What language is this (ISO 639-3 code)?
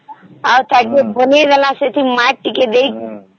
ori